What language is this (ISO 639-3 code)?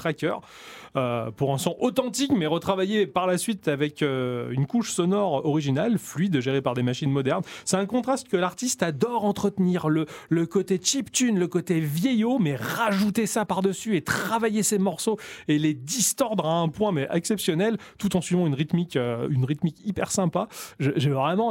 fra